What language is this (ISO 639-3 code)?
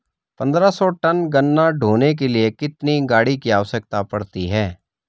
hin